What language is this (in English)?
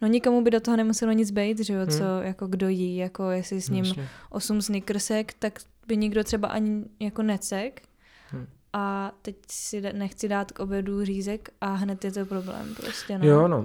Czech